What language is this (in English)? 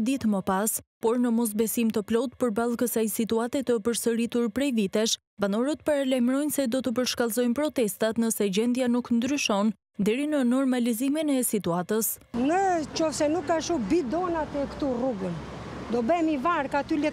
Romanian